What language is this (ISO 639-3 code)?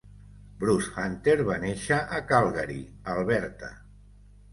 cat